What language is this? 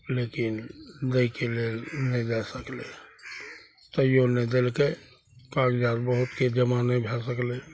Maithili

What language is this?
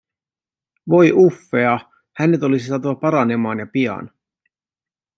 Finnish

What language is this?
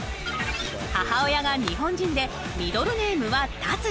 Japanese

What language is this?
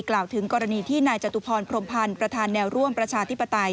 Thai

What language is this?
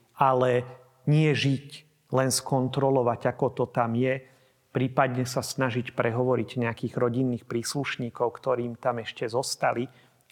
Slovak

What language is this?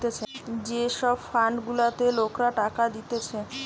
Bangla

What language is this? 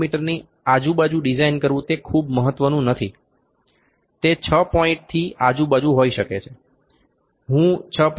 Gujarati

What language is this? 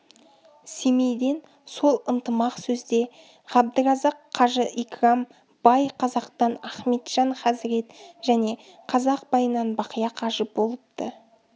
Kazakh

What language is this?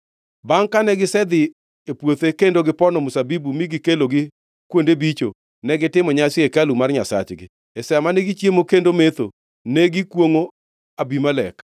Luo (Kenya and Tanzania)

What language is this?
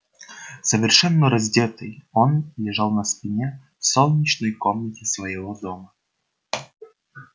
Russian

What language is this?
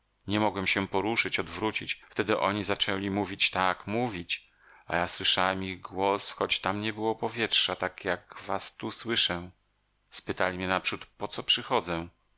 Polish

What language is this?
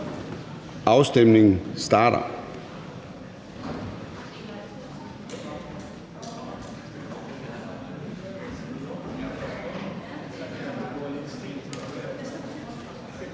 Danish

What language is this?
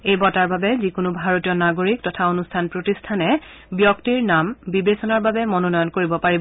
Assamese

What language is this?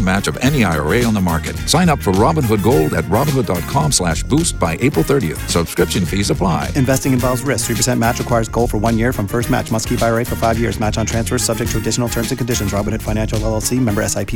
Swahili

